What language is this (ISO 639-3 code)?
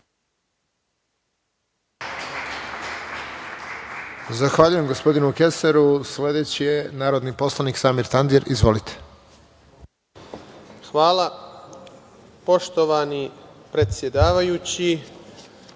srp